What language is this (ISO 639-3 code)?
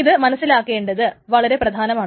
mal